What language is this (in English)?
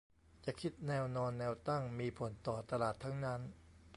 Thai